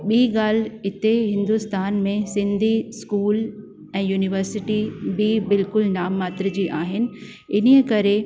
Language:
Sindhi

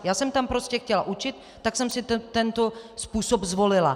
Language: Czech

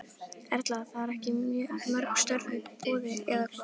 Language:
Icelandic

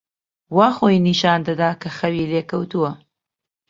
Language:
Central Kurdish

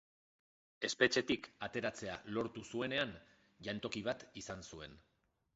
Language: Basque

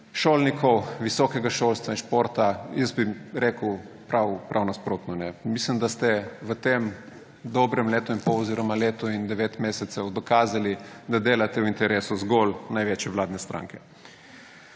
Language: Slovenian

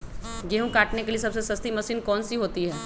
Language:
Magahi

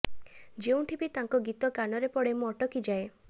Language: Odia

